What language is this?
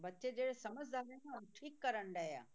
Punjabi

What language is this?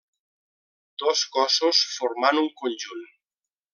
Catalan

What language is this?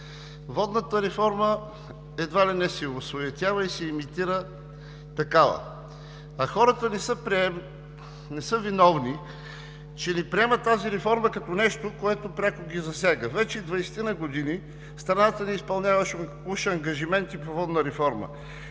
Bulgarian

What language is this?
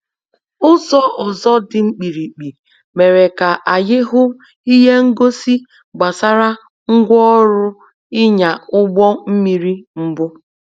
Igbo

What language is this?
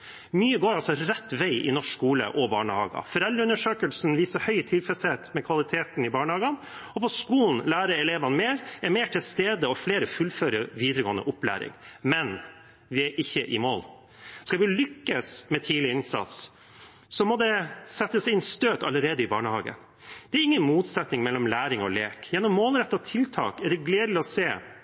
Norwegian Bokmål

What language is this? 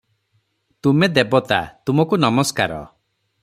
Odia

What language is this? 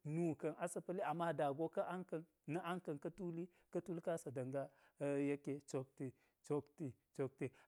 Geji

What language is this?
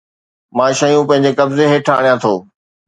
Sindhi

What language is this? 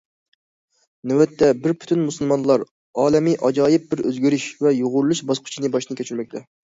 Uyghur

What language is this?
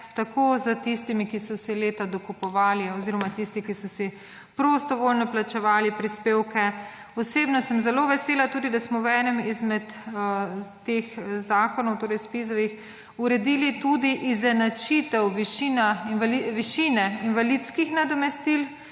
Slovenian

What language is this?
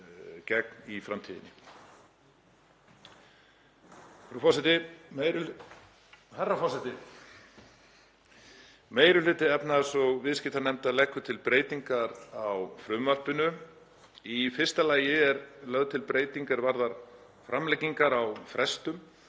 Icelandic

